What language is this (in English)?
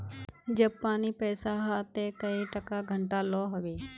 Magahi